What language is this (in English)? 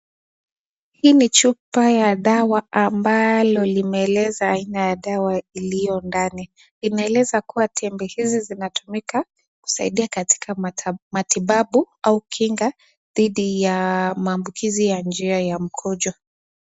Swahili